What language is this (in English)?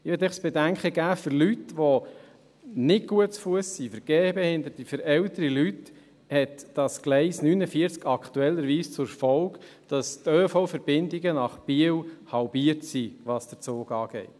Swiss German